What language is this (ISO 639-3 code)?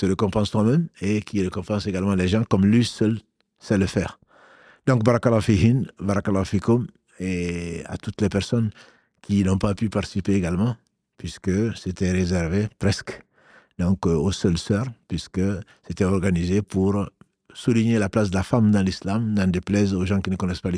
fra